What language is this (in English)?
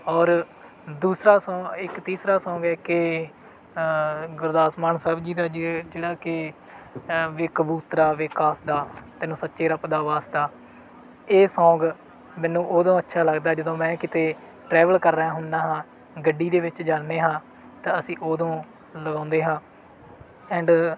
Punjabi